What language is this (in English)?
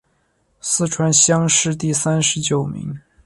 Chinese